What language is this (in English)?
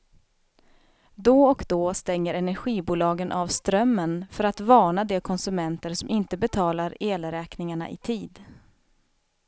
Swedish